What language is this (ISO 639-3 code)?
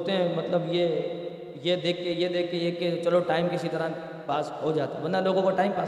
urd